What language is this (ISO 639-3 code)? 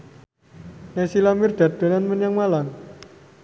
jav